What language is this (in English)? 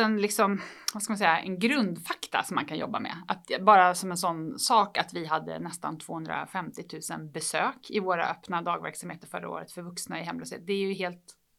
Swedish